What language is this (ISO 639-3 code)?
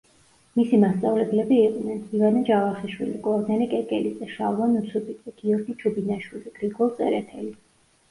kat